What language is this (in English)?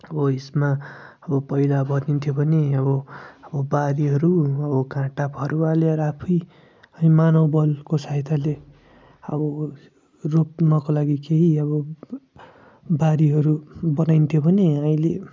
Nepali